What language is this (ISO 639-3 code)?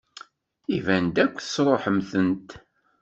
kab